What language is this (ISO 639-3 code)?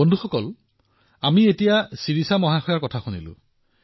asm